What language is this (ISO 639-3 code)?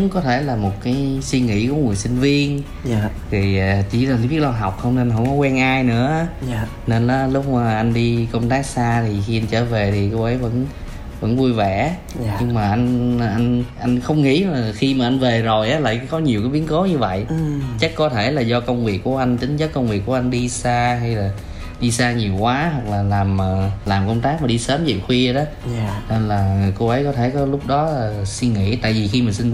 vie